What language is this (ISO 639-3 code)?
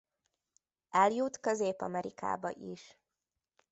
hun